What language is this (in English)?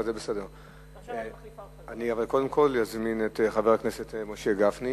Hebrew